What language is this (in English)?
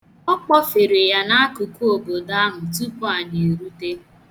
Igbo